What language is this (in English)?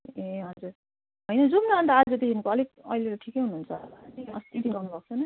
Nepali